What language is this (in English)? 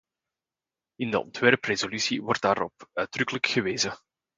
Dutch